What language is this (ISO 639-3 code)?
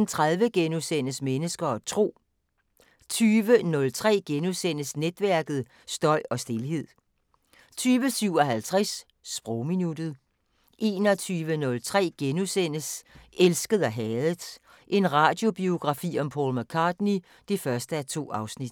dan